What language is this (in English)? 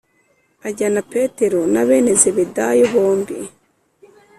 Kinyarwanda